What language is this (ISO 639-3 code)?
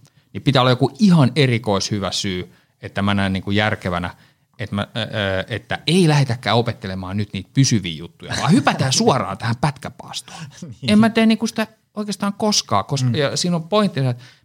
fin